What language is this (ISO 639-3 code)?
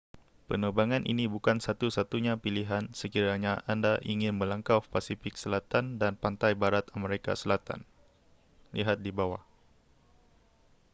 msa